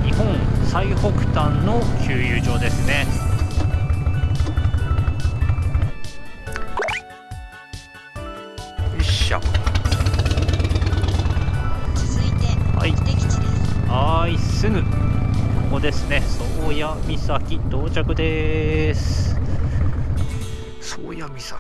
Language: Japanese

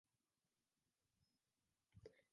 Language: Swahili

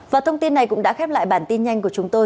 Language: Vietnamese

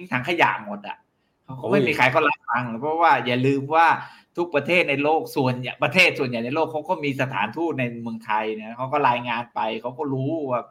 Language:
Thai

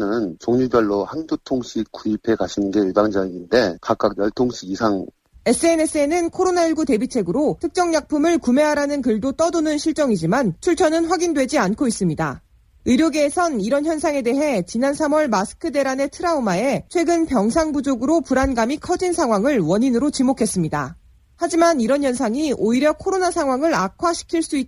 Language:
Korean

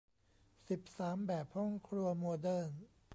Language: Thai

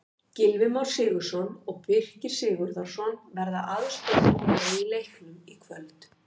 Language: Icelandic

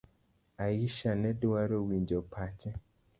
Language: Luo (Kenya and Tanzania)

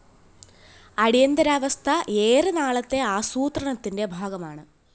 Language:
Malayalam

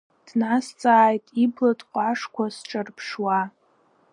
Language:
Abkhazian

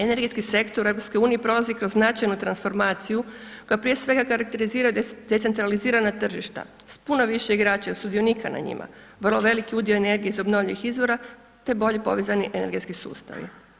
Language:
Croatian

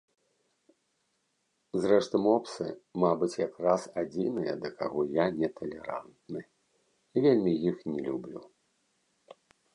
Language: Belarusian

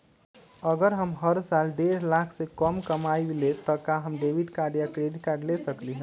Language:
Magahi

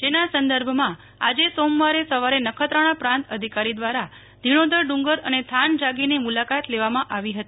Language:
Gujarati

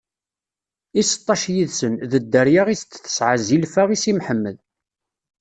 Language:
Kabyle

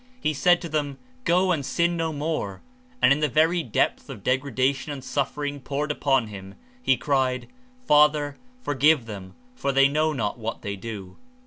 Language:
English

